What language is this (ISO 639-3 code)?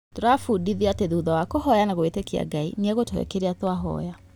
kik